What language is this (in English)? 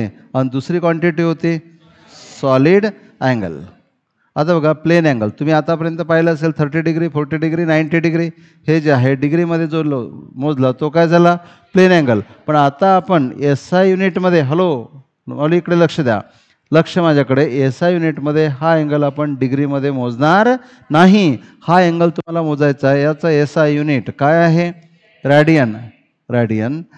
Marathi